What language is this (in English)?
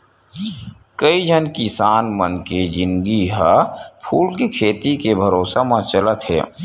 Chhattisgarhi